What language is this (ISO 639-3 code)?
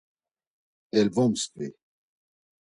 lzz